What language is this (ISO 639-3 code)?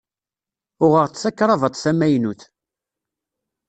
kab